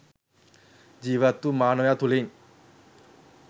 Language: Sinhala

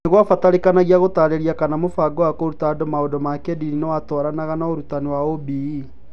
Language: Kikuyu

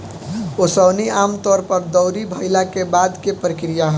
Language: Bhojpuri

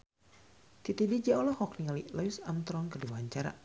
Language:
Sundanese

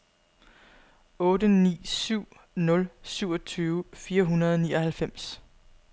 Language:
Danish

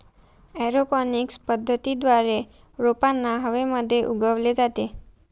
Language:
Marathi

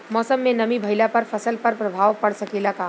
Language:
Bhojpuri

